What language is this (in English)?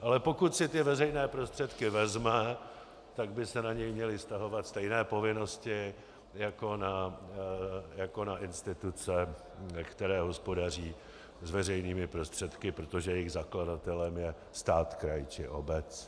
Czech